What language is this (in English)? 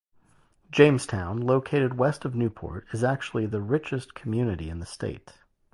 English